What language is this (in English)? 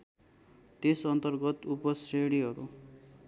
Nepali